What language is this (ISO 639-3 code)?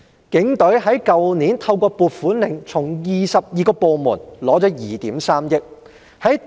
yue